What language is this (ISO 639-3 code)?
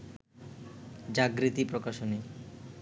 ben